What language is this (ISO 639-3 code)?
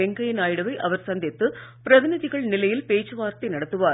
tam